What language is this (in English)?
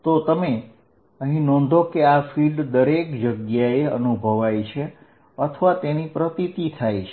Gujarati